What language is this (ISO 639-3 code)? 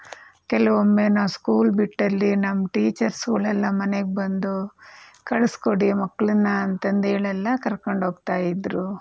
kan